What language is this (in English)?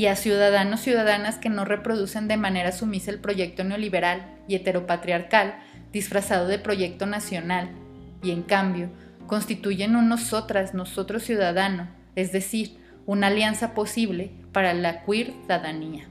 Spanish